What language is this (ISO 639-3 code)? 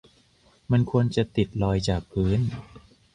tha